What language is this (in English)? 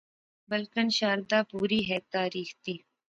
Pahari-Potwari